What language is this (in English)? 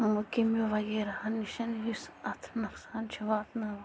Kashmiri